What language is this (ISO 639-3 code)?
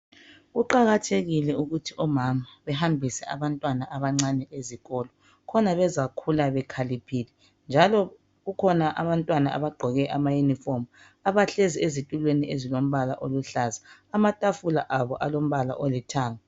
nde